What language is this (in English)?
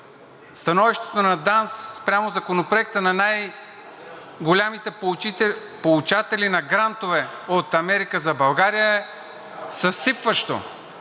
Bulgarian